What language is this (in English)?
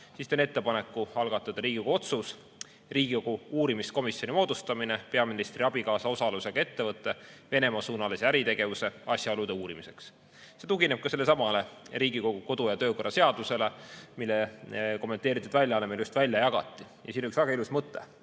Estonian